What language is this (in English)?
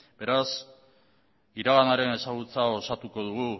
Basque